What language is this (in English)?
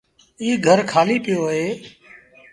Sindhi Bhil